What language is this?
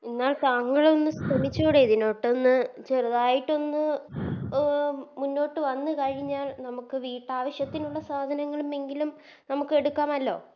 Malayalam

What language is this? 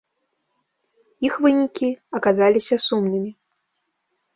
Belarusian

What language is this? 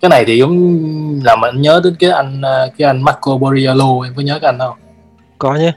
Vietnamese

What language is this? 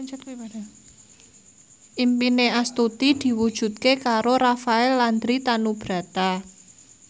Javanese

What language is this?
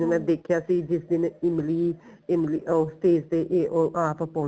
Punjabi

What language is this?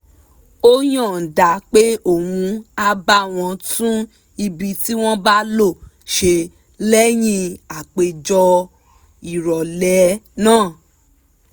Yoruba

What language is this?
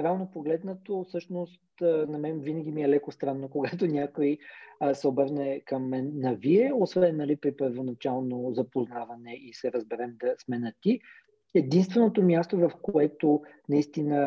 Bulgarian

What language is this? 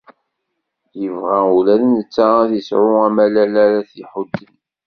Kabyle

